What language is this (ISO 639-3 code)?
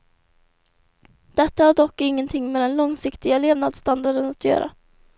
swe